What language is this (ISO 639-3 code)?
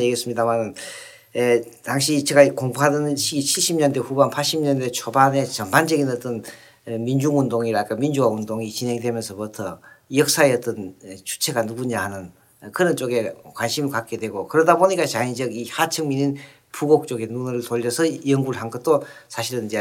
kor